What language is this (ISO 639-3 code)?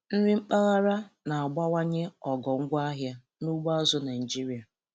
ibo